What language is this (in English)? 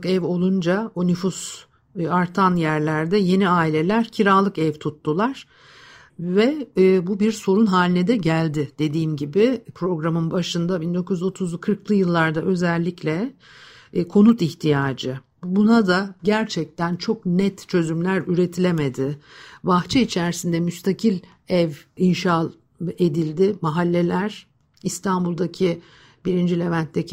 Turkish